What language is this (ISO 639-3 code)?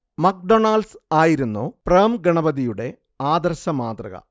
mal